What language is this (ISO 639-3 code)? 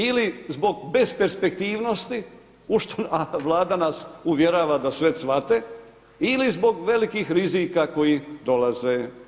hrv